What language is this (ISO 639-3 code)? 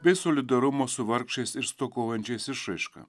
lit